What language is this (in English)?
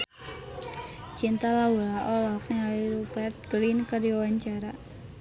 Sundanese